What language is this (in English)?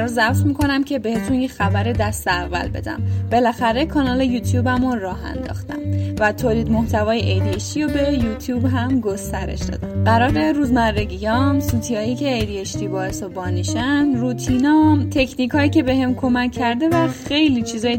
Persian